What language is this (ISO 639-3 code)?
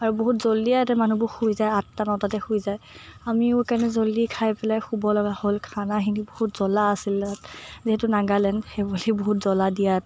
asm